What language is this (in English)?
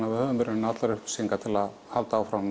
Icelandic